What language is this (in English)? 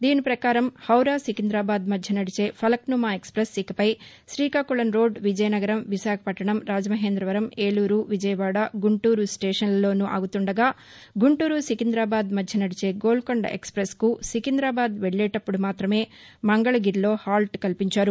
Telugu